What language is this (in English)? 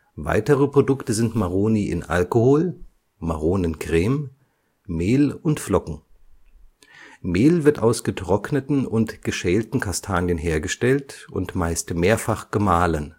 German